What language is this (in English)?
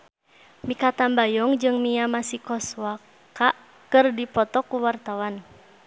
Sundanese